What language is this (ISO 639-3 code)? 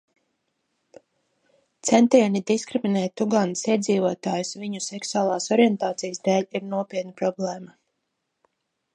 lav